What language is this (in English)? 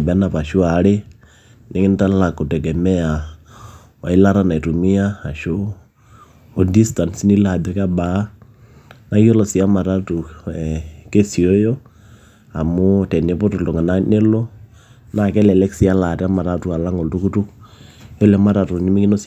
Masai